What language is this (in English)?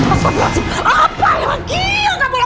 Indonesian